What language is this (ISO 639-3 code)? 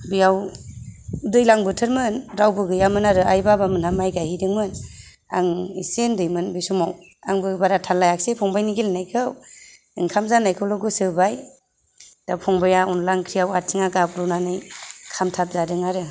brx